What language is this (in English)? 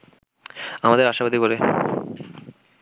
Bangla